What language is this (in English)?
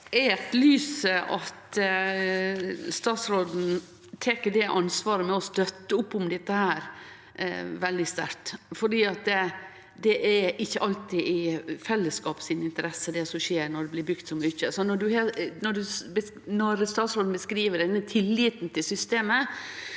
Norwegian